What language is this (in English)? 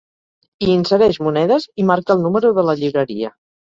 Catalan